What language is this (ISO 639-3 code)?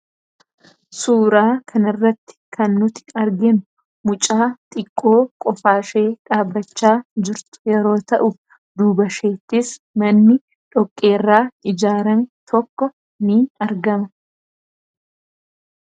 orm